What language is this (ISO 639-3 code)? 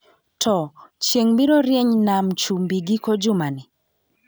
luo